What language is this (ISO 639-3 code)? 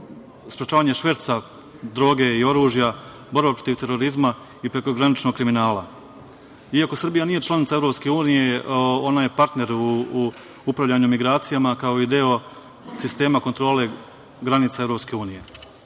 srp